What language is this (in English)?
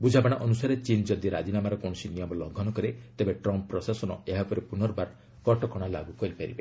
Odia